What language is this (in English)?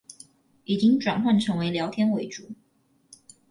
Chinese